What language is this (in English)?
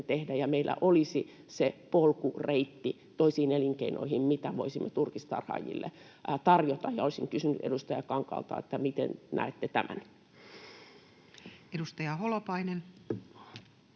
Finnish